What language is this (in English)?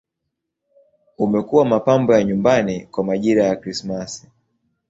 Swahili